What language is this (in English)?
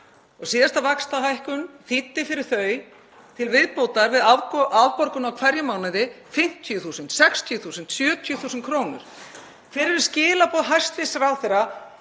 Icelandic